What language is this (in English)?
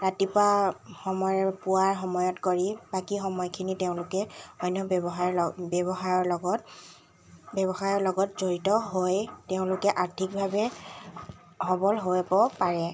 Assamese